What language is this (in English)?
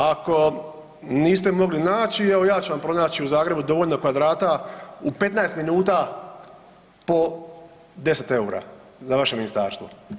Croatian